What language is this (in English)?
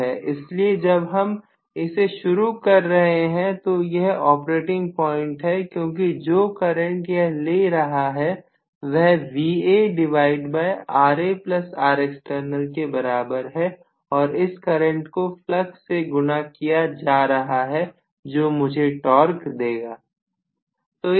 Hindi